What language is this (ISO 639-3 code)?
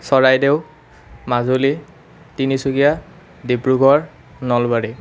asm